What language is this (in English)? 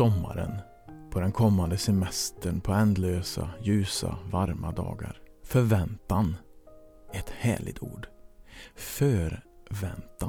Swedish